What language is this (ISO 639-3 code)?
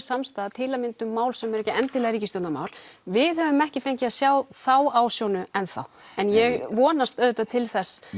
isl